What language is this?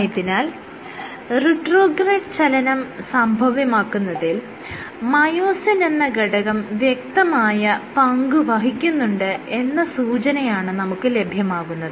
Malayalam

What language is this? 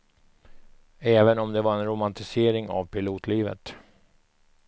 Swedish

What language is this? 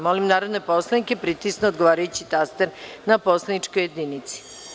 Serbian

